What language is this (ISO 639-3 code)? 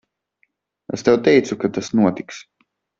lav